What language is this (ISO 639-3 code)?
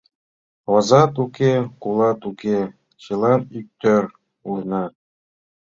chm